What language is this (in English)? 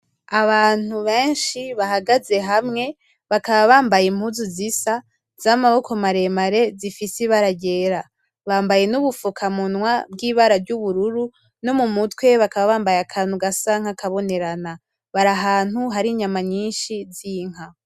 Rundi